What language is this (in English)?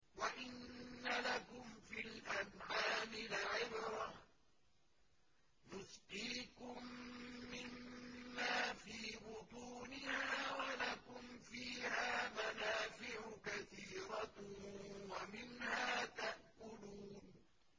Arabic